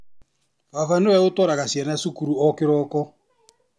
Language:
Kikuyu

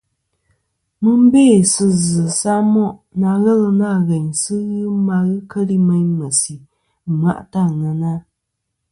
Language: Kom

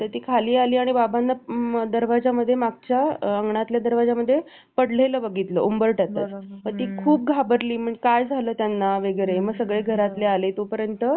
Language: Marathi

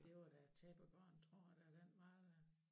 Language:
Danish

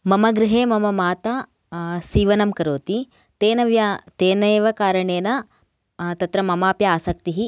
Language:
Sanskrit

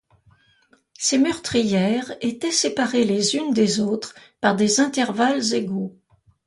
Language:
French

